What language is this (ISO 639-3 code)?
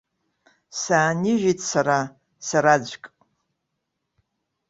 abk